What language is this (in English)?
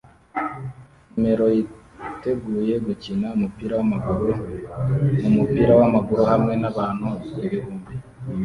Kinyarwanda